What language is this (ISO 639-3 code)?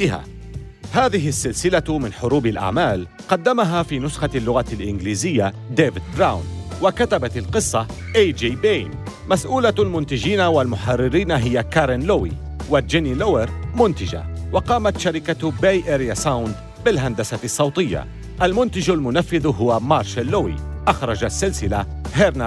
ara